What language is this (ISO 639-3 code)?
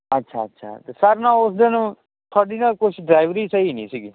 pan